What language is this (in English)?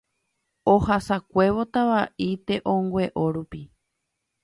Guarani